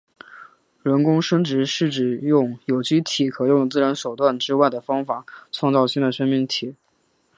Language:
Chinese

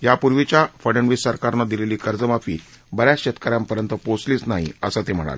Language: Marathi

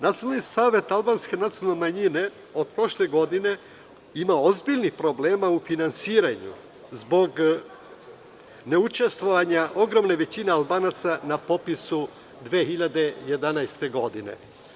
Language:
Serbian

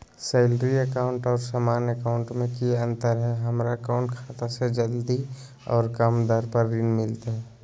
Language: Magahi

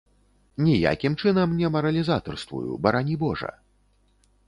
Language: Belarusian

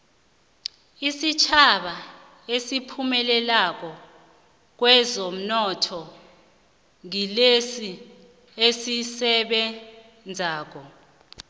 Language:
South Ndebele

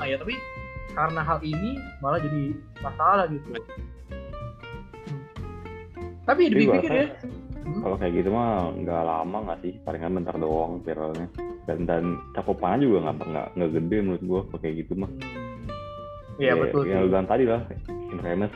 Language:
Indonesian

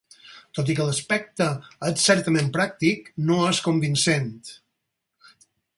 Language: Catalan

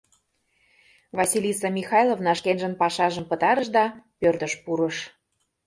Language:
Mari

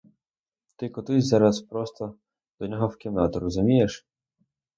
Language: Ukrainian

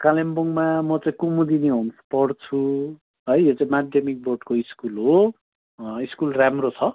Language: Nepali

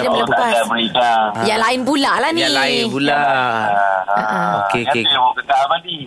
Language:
Malay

